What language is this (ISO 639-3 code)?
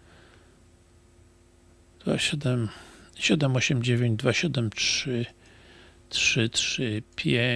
pol